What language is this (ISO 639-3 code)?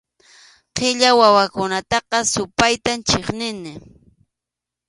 qxu